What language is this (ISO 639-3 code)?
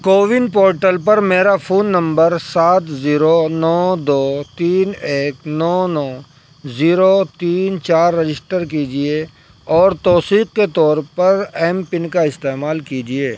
urd